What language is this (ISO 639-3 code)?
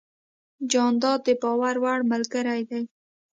pus